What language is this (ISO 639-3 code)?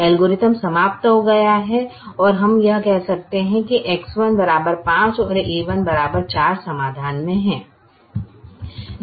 hin